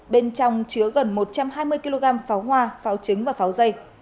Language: Vietnamese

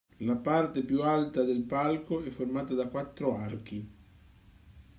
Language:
Italian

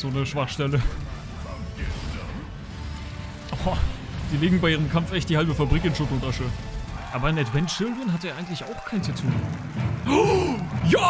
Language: German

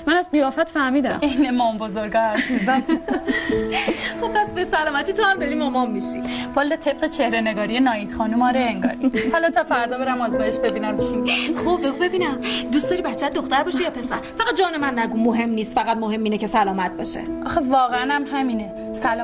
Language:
Persian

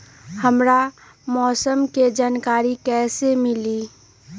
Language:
Magahi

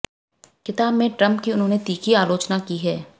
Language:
Hindi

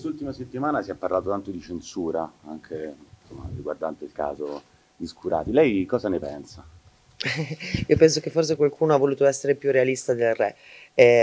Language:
Italian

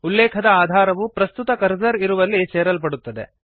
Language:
Kannada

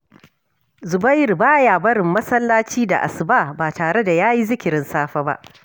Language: Hausa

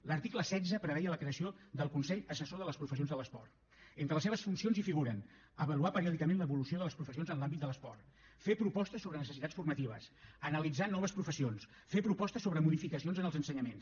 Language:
Catalan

